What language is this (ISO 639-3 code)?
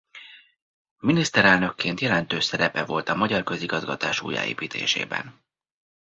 hun